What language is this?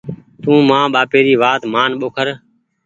Goaria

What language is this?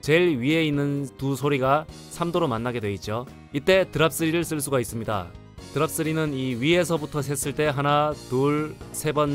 Korean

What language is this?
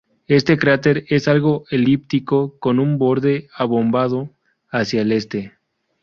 Spanish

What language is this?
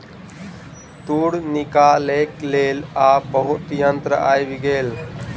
Maithili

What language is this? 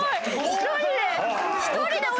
Japanese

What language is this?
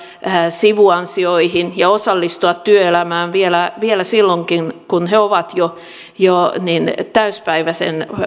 Finnish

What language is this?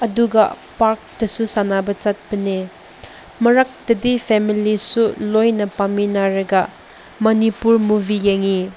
Manipuri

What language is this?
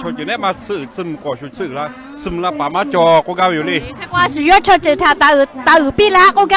Thai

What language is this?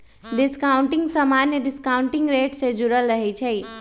Magahi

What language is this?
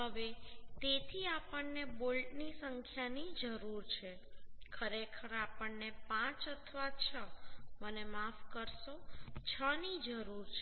Gujarati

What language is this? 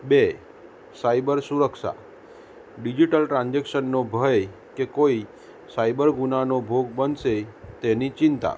Gujarati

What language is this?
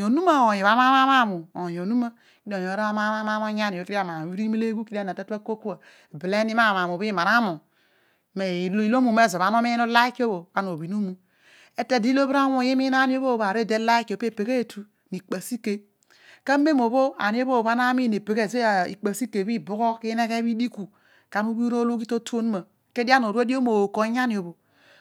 Odual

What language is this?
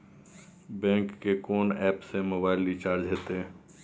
Maithili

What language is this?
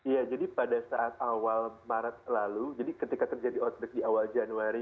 Indonesian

